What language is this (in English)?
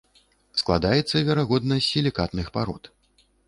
Belarusian